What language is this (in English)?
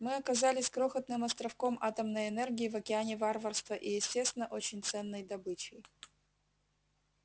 Russian